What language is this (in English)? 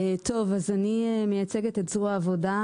Hebrew